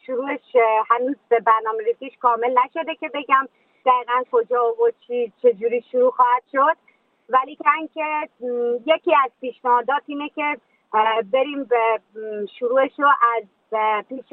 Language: Persian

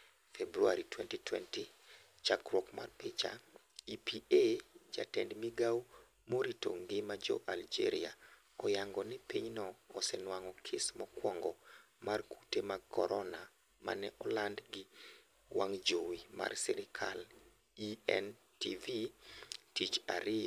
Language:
Luo (Kenya and Tanzania)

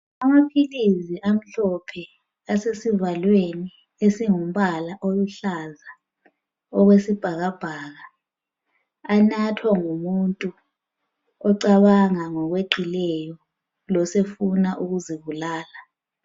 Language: North Ndebele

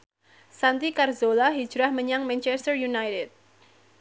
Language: Javanese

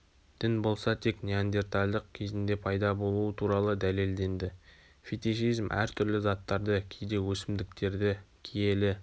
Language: Kazakh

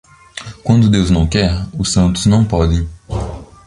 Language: Portuguese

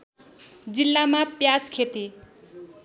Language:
Nepali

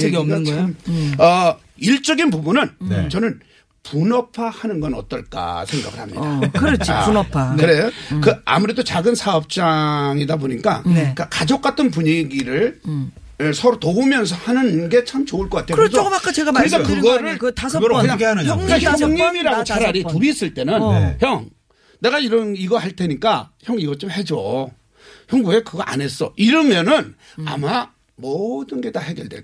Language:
Korean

